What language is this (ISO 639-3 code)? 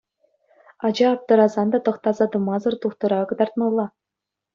chv